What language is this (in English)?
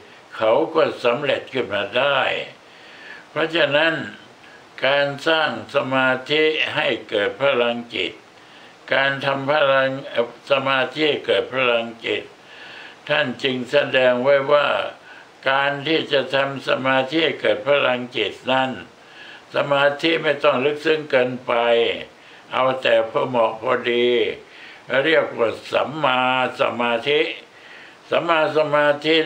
Thai